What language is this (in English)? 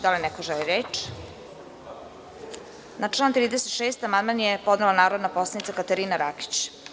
Serbian